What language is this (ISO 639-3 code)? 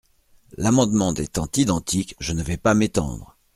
fra